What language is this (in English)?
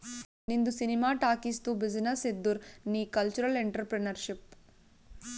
Kannada